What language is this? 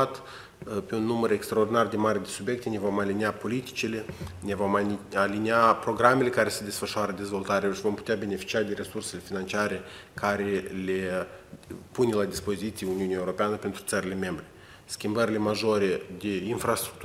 Romanian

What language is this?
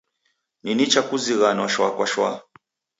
Taita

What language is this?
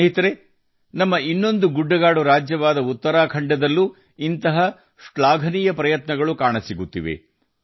Kannada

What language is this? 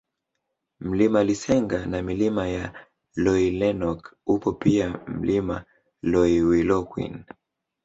Swahili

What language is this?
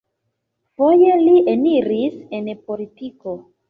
Esperanto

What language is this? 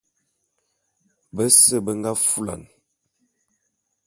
Bulu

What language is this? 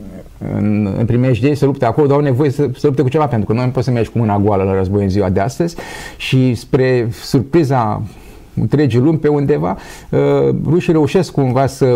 Romanian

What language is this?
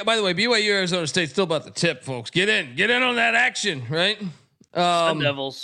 English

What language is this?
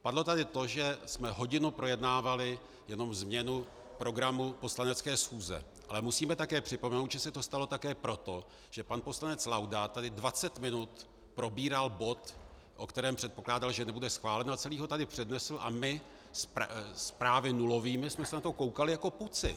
Czech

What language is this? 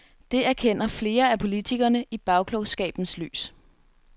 Danish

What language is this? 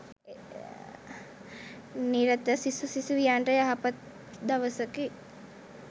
Sinhala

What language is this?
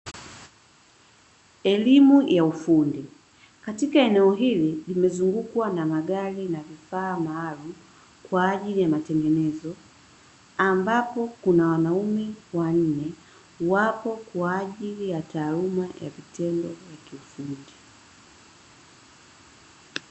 Swahili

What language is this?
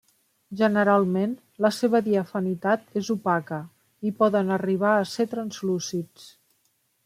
Catalan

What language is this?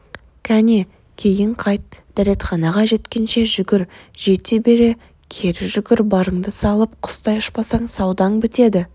Kazakh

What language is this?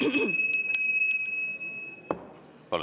Estonian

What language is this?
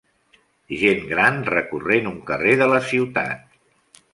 Catalan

